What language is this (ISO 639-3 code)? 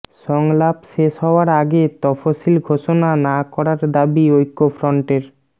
ben